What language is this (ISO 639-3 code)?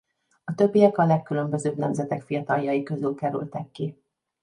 hun